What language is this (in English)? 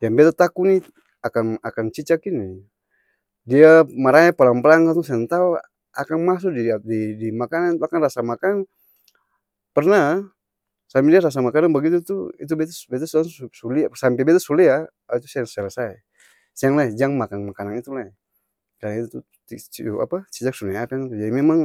Ambonese Malay